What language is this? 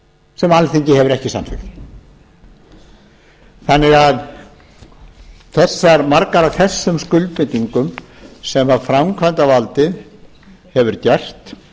Icelandic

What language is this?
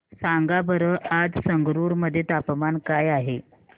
Marathi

